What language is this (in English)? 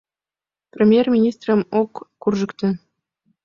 Mari